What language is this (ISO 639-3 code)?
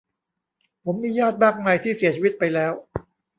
tha